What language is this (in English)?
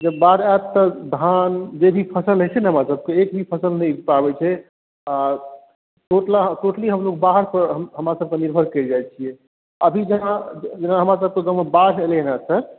Maithili